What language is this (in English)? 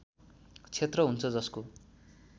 Nepali